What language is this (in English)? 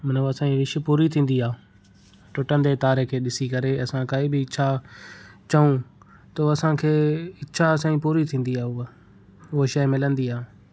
Sindhi